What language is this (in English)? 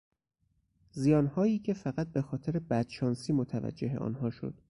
Persian